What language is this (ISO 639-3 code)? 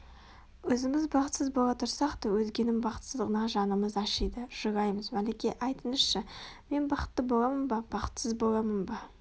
kaz